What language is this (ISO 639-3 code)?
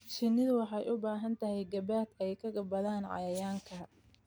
som